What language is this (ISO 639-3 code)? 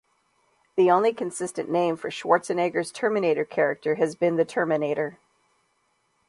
eng